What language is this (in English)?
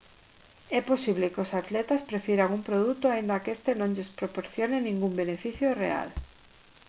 Galician